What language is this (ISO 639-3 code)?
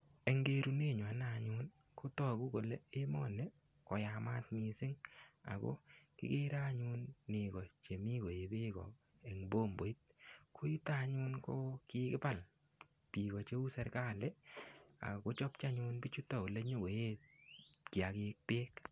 kln